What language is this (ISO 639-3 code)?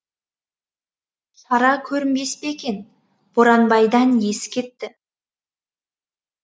kaz